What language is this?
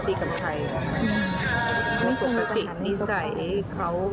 Thai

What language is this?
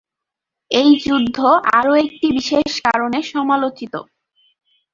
Bangla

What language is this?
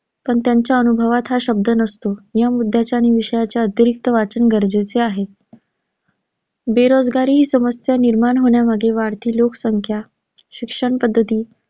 Marathi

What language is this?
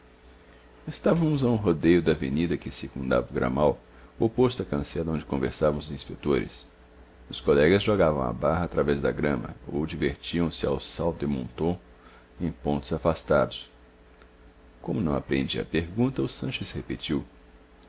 Portuguese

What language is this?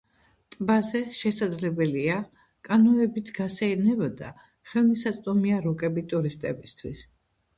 Georgian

